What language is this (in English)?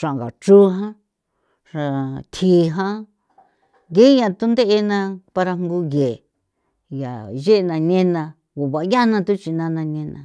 San Felipe Otlaltepec Popoloca